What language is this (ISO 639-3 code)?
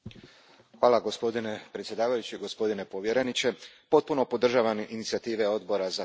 hrv